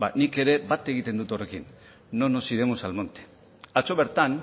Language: Basque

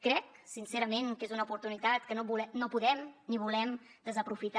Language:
Catalan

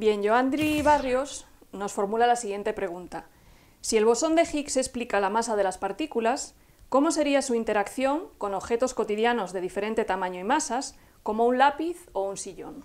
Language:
Spanish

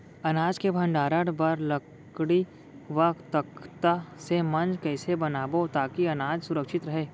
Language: Chhattisgarhi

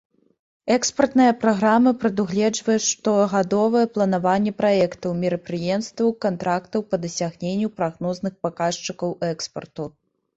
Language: Belarusian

